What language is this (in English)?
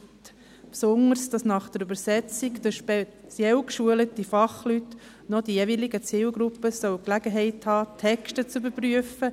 Swiss German